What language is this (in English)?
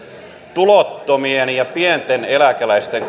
Finnish